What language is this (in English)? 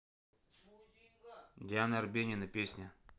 Russian